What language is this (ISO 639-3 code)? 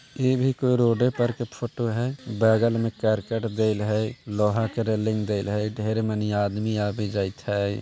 mag